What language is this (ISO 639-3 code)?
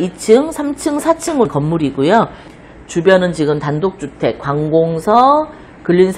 kor